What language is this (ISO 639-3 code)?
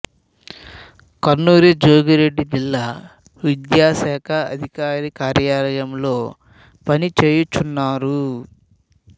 tel